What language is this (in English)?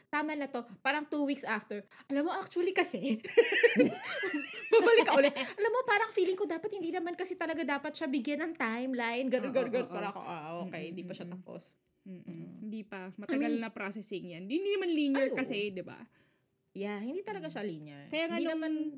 Filipino